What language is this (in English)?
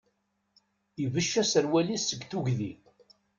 Kabyle